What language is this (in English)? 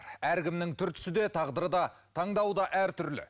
Kazakh